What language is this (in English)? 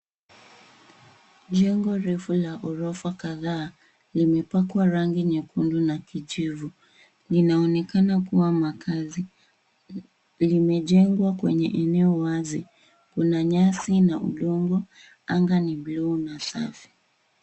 Swahili